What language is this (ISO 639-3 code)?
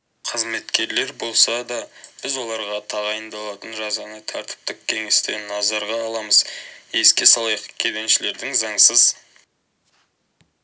kaz